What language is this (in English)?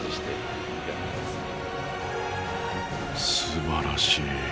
Japanese